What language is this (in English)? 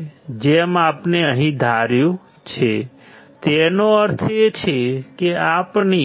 Gujarati